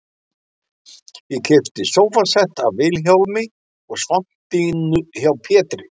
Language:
Icelandic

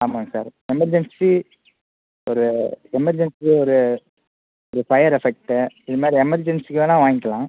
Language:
Tamil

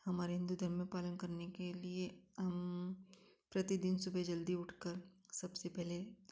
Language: Hindi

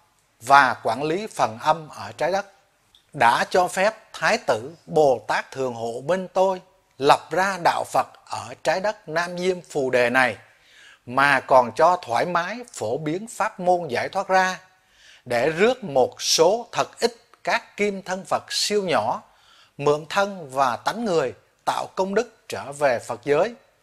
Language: Vietnamese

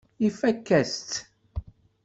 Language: Kabyle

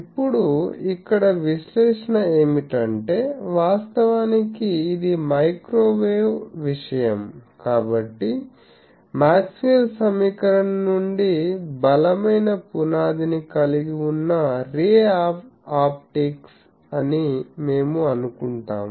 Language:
Telugu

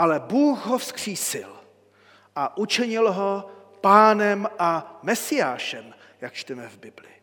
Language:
Czech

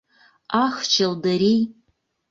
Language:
Mari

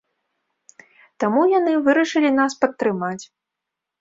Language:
Belarusian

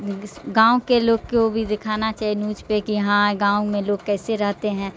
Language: Urdu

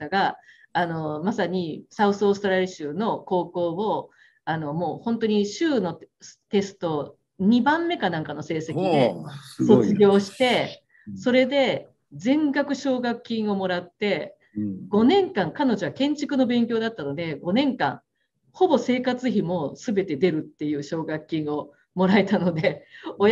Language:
Japanese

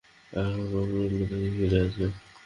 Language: Bangla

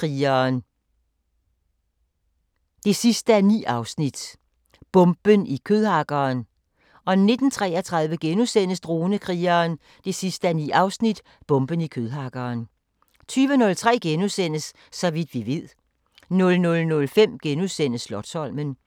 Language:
Danish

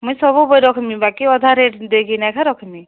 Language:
Odia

